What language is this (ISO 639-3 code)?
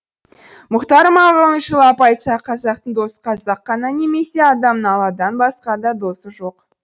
kaz